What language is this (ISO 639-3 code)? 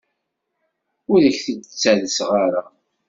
kab